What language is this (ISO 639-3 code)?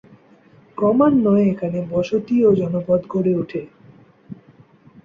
ben